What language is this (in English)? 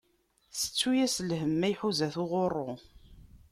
Kabyle